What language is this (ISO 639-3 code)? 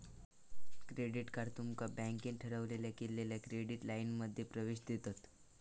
mar